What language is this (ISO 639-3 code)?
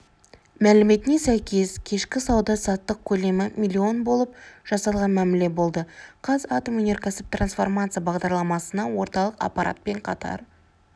kaz